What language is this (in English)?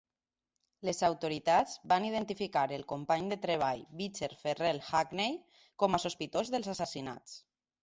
Catalan